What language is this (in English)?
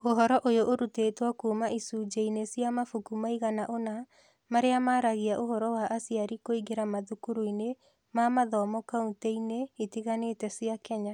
Kikuyu